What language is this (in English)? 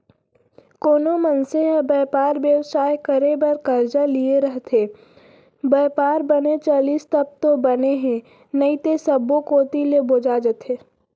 Chhattisgarhi